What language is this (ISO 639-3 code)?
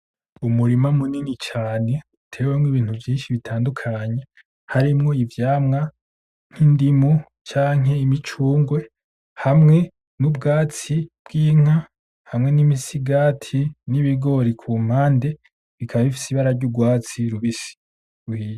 run